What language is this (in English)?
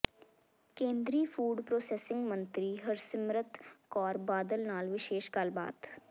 Punjabi